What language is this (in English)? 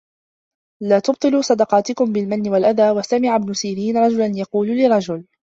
Arabic